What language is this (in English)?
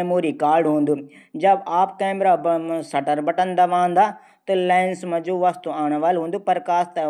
Garhwali